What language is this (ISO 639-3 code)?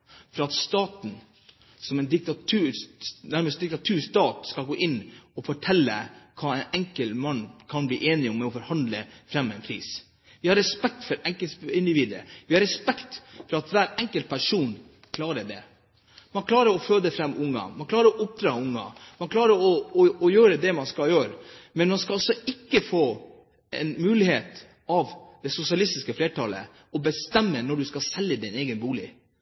nob